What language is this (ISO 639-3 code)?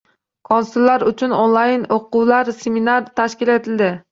uzb